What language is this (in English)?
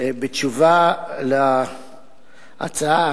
Hebrew